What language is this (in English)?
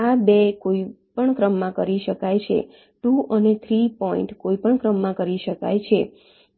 Gujarati